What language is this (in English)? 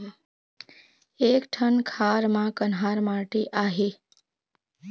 Chhattisgarhi